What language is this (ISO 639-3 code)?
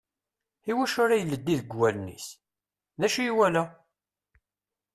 kab